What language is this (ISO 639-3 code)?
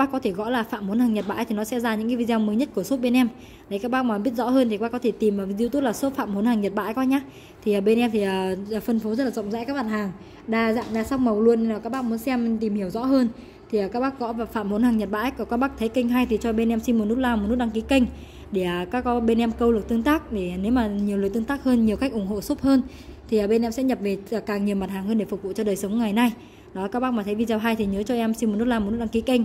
vie